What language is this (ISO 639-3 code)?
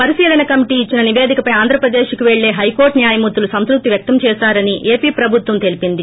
tel